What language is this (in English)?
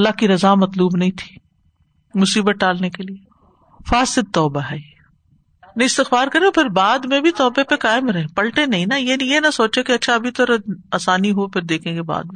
Urdu